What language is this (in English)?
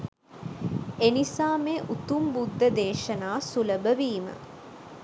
Sinhala